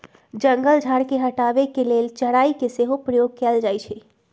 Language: Magahi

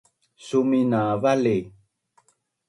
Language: Bunun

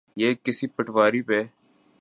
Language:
Urdu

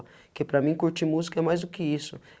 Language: Portuguese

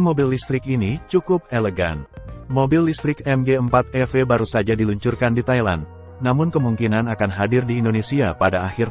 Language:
Indonesian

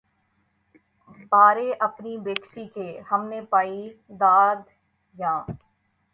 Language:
Urdu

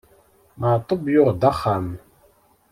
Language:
Kabyle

